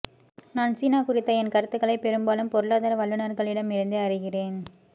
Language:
Tamil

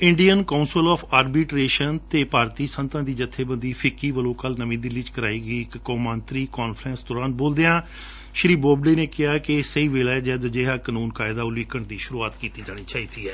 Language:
Punjabi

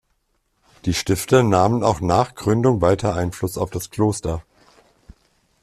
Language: German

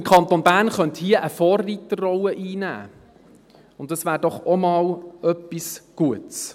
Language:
Swiss German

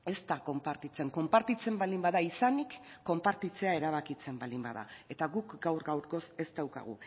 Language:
Basque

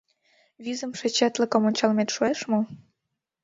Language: Mari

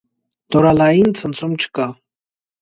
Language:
Armenian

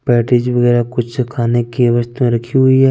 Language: Hindi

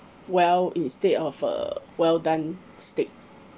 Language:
English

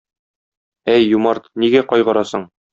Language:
Tatar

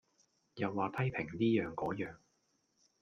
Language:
Cantonese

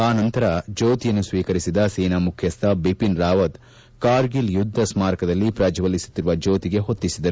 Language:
Kannada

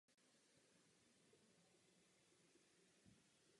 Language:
Czech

